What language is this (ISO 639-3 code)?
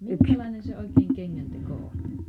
fin